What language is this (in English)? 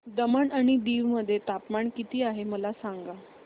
Marathi